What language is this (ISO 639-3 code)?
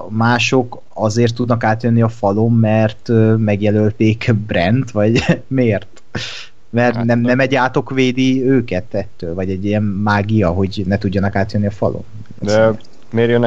hun